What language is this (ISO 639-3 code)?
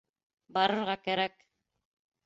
bak